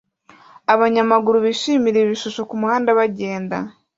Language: Kinyarwanda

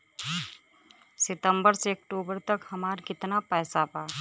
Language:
Bhojpuri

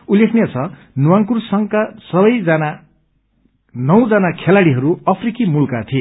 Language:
Nepali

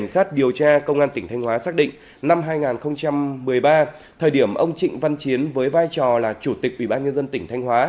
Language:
Vietnamese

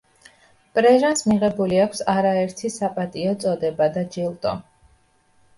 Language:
Georgian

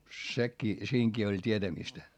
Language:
Finnish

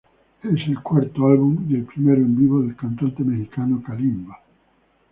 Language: Spanish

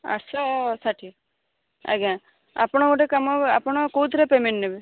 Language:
Odia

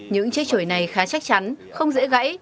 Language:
Vietnamese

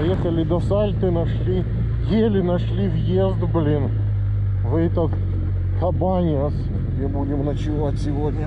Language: Russian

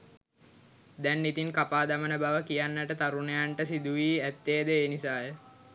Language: Sinhala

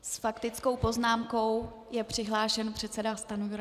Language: Czech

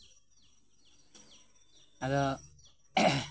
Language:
Santali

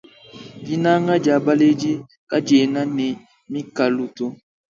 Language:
Luba-Lulua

